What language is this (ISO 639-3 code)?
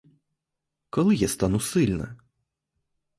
ukr